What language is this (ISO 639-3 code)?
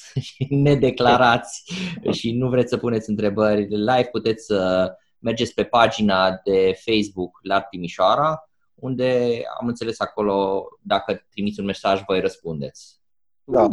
ron